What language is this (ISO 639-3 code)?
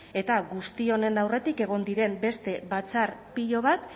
eus